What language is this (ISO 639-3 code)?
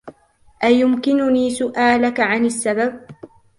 ara